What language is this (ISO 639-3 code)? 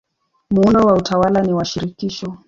swa